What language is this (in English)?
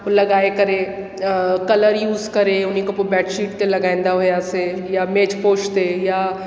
Sindhi